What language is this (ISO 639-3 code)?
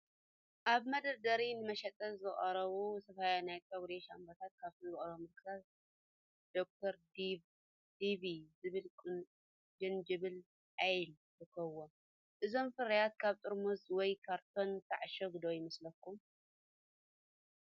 tir